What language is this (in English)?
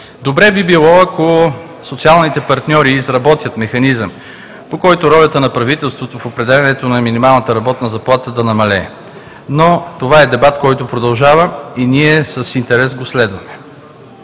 Bulgarian